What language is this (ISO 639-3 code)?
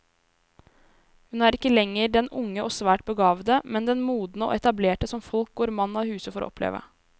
nor